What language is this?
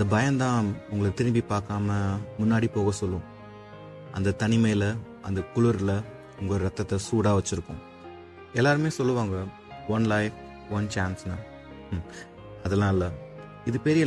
Tamil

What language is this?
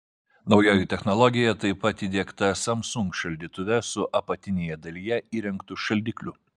Lithuanian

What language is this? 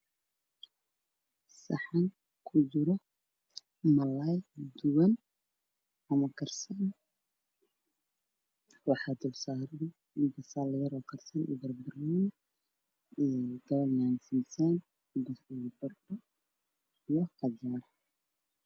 Somali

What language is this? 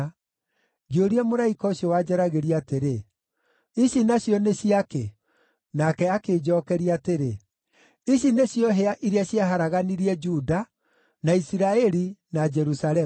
Kikuyu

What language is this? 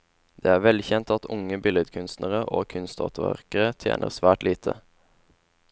Norwegian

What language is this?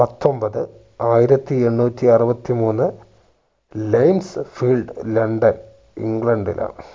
Malayalam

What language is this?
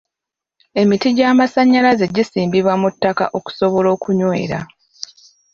Ganda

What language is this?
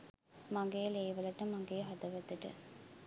Sinhala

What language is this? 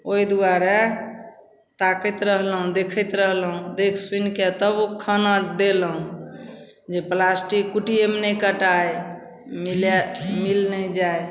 Maithili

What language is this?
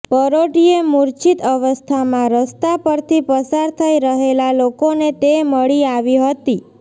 Gujarati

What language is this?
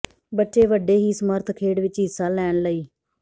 Punjabi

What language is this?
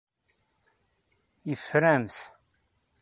Kabyle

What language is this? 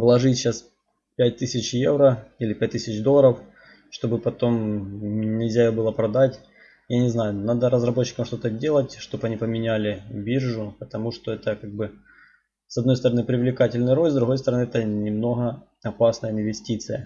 Russian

